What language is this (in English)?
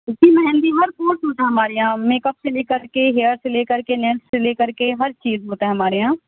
Urdu